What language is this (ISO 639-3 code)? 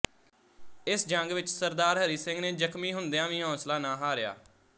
pan